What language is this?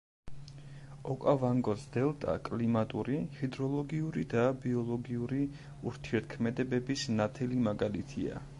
Georgian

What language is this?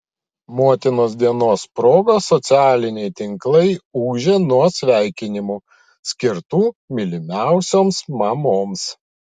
Lithuanian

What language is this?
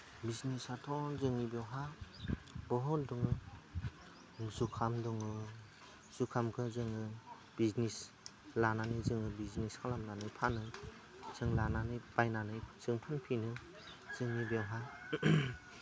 Bodo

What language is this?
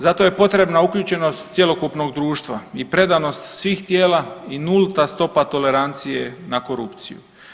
Croatian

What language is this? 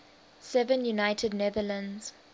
English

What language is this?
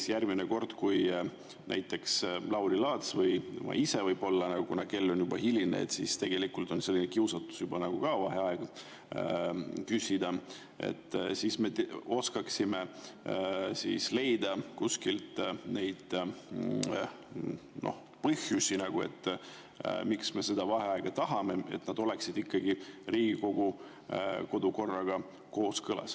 Estonian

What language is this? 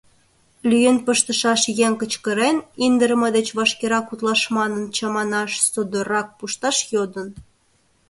Mari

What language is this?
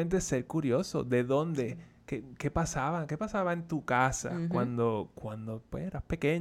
Spanish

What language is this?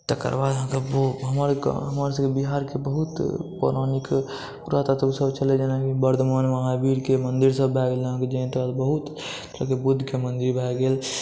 Maithili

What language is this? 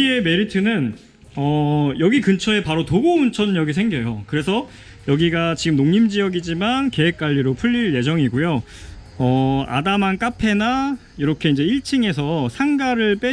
Korean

